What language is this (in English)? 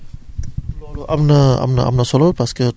Wolof